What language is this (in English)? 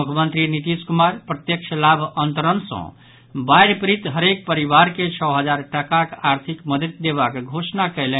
Maithili